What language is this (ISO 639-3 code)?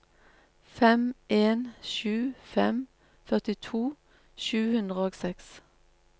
nor